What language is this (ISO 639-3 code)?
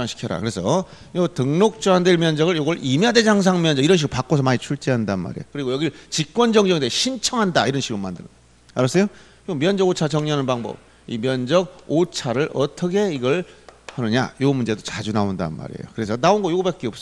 kor